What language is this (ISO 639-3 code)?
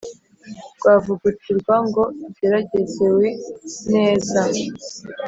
kin